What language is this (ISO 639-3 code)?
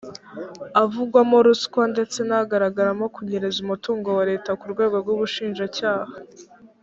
kin